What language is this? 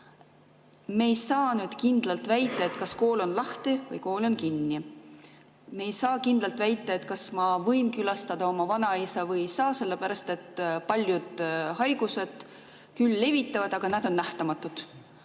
Estonian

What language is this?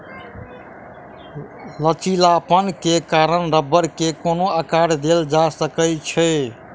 Maithili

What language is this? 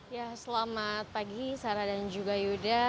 Indonesian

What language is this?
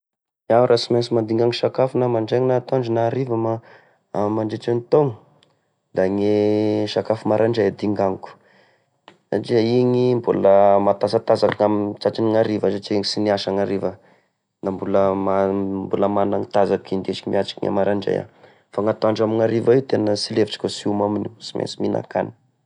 Tesaka Malagasy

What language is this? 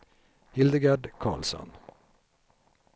Swedish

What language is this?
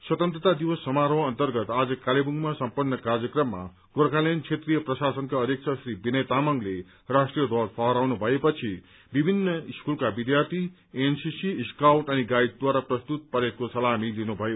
Nepali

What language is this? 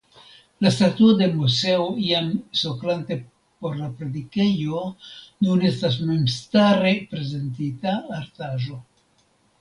Esperanto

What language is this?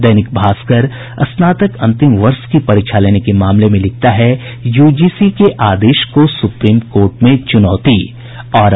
Hindi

